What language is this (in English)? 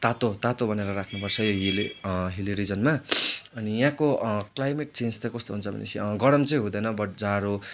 Nepali